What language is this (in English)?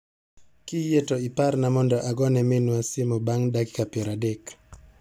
Luo (Kenya and Tanzania)